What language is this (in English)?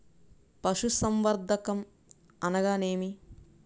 Telugu